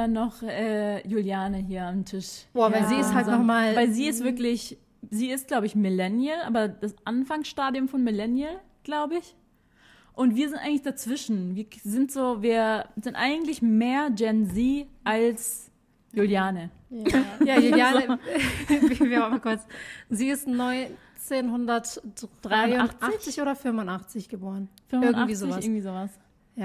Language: German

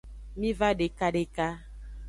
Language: Aja (Benin)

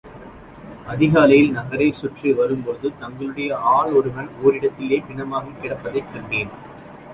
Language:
Tamil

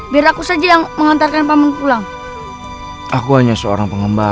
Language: Indonesian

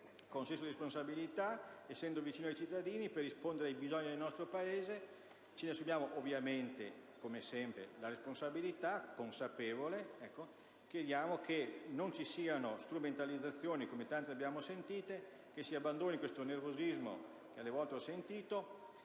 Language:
Italian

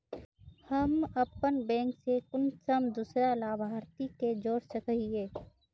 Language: Magahi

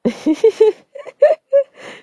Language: English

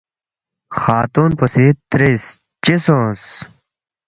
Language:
Balti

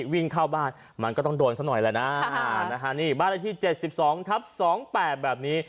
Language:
Thai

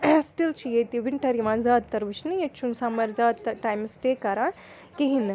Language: Kashmiri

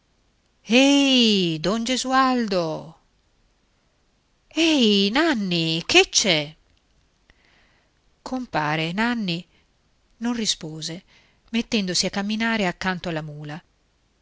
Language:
Italian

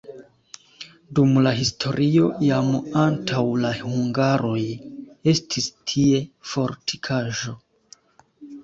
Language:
Esperanto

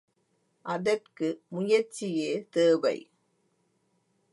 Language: Tamil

